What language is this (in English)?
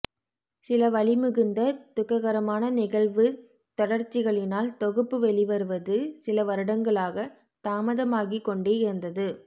Tamil